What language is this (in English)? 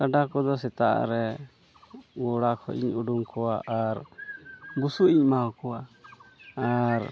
Santali